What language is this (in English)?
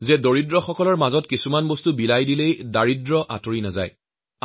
Assamese